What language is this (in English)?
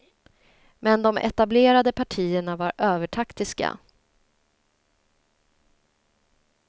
Swedish